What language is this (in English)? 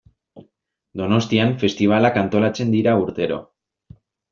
Basque